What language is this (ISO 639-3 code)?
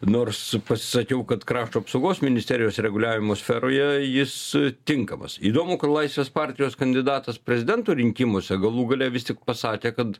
lit